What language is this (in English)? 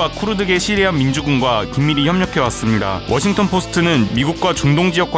Korean